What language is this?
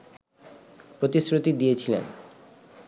Bangla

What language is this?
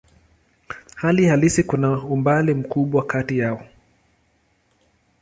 Swahili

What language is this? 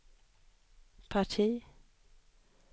Swedish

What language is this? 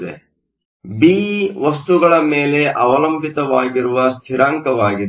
Kannada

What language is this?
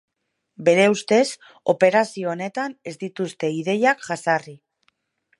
Basque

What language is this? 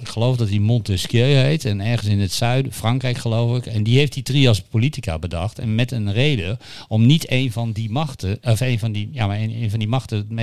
Dutch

